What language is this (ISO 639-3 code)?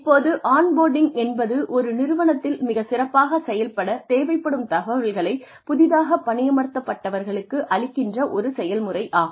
tam